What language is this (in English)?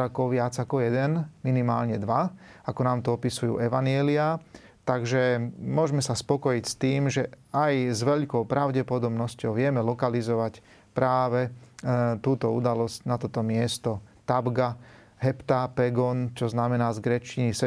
Slovak